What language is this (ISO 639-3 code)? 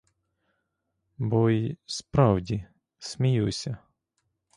ukr